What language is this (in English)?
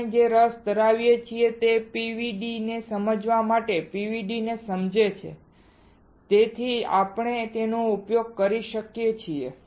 Gujarati